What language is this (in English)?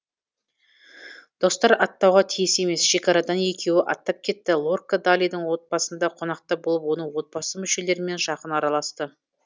Kazakh